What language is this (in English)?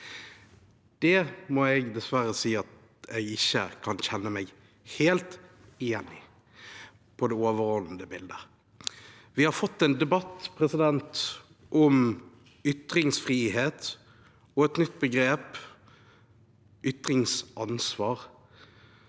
Norwegian